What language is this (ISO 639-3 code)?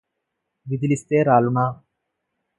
tel